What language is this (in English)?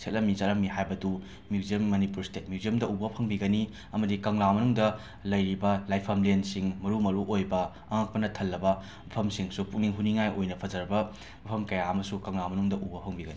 Manipuri